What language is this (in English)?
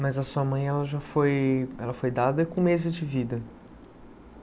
Portuguese